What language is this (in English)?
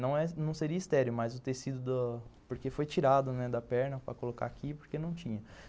Portuguese